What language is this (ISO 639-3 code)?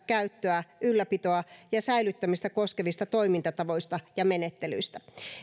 fin